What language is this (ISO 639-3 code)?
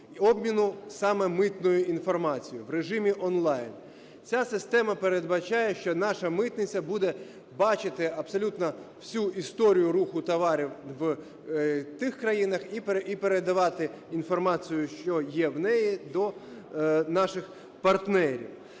ukr